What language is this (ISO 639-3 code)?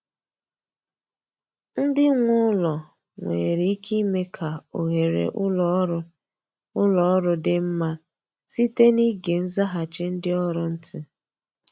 ibo